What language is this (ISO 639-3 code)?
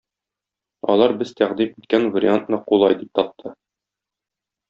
tat